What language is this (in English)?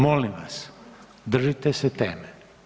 Croatian